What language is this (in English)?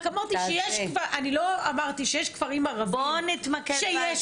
Hebrew